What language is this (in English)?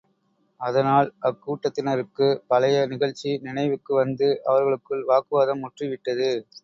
Tamil